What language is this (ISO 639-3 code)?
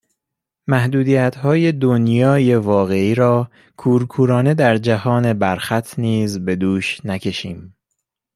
fas